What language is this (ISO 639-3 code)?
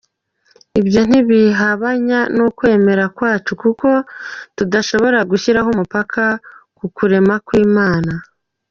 kin